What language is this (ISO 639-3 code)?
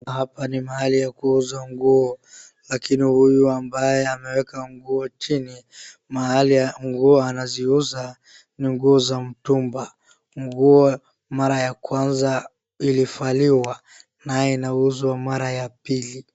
swa